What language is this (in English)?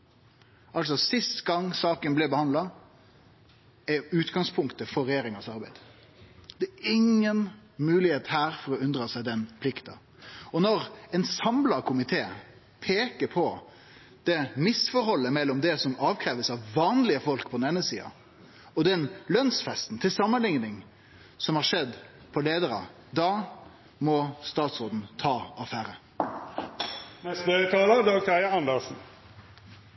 Norwegian Nynorsk